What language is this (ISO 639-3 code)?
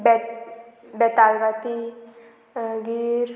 kok